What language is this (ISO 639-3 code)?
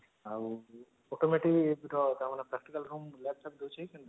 ori